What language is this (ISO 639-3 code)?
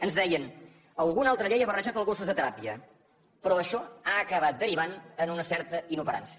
cat